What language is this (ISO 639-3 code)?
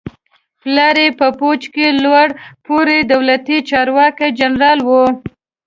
pus